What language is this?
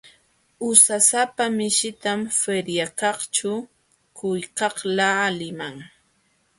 Jauja Wanca Quechua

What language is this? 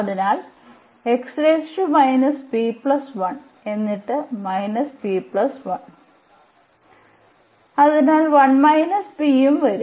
Malayalam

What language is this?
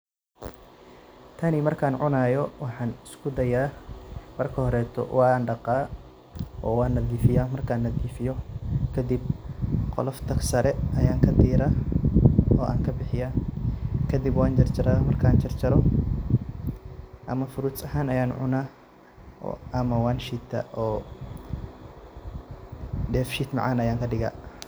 Somali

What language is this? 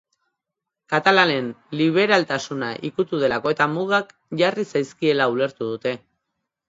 Basque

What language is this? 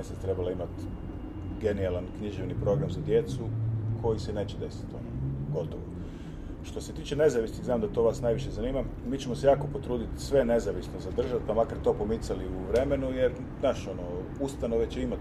Croatian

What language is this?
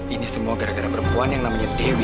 Indonesian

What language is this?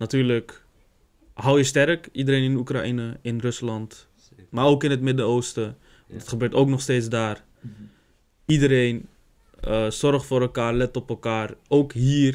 Dutch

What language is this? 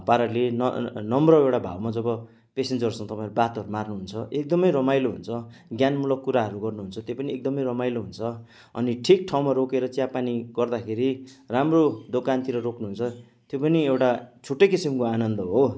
Nepali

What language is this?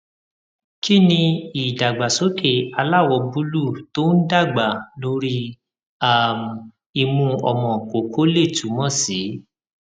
Yoruba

